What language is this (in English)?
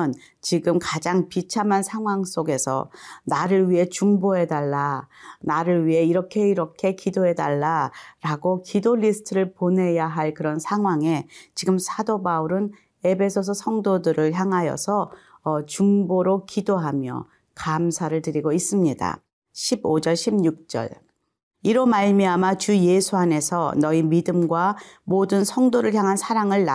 Korean